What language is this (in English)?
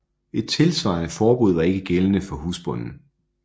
Danish